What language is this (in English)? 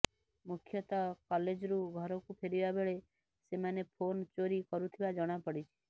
Odia